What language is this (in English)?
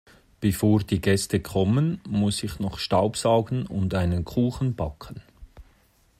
German